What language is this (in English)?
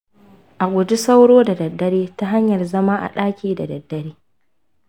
Hausa